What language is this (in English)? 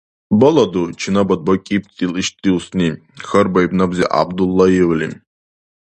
Dargwa